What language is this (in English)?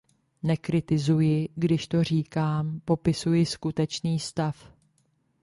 Czech